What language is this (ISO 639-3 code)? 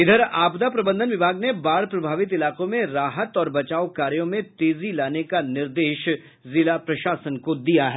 hin